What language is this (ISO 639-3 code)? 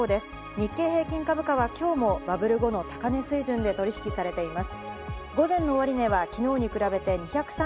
jpn